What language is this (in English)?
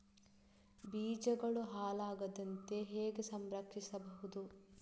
Kannada